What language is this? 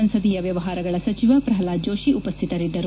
Kannada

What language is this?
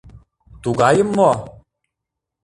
Mari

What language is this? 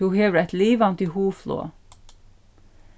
Faroese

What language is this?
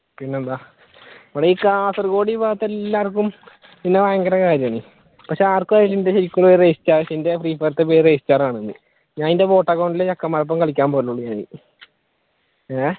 Malayalam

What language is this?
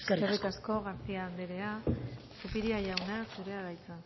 Basque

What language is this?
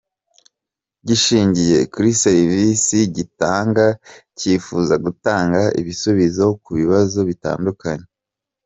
Kinyarwanda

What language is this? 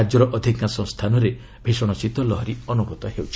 Odia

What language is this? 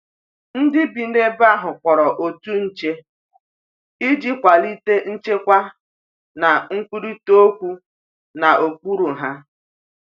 Igbo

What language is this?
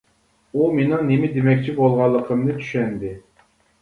Uyghur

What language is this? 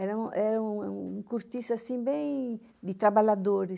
Portuguese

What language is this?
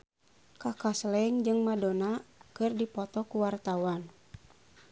Sundanese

